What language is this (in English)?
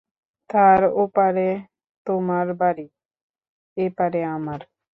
Bangla